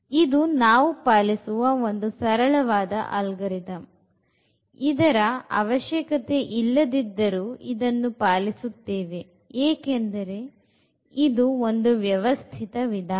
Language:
Kannada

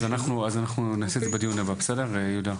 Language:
Hebrew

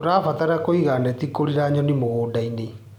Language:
Kikuyu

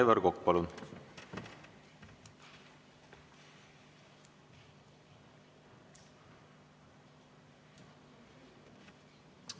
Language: Estonian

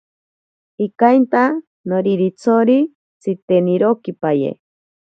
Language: Ashéninka Perené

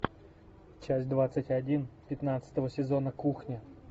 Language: Russian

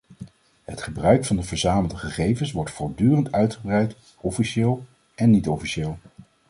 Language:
Dutch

